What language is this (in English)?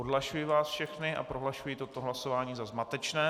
Czech